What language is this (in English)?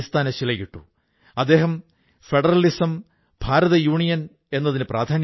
Malayalam